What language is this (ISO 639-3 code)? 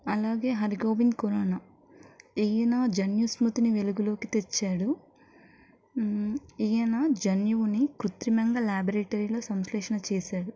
tel